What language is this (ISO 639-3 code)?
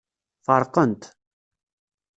kab